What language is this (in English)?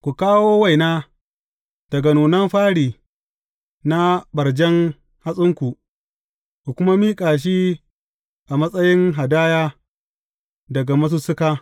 Hausa